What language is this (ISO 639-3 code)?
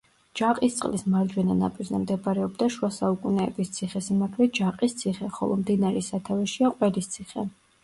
kat